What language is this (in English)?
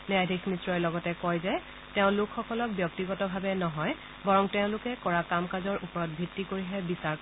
Assamese